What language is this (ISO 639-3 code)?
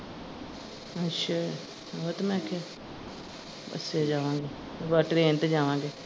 pan